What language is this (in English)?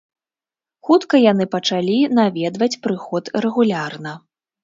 Belarusian